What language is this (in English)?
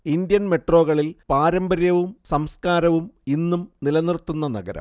Malayalam